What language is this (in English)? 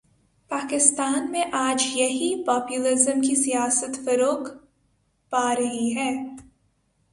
Urdu